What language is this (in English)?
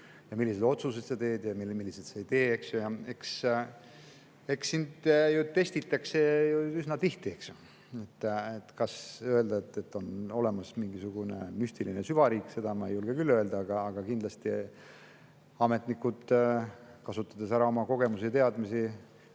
Estonian